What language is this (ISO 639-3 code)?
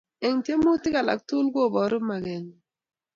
kln